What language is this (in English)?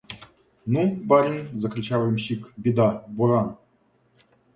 Russian